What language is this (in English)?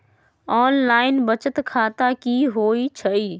Magahi